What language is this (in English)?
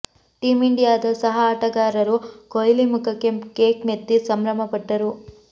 Kannada